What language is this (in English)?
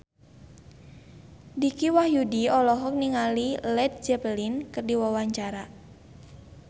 Sundanese